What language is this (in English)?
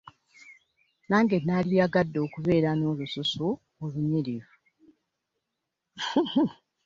Ganda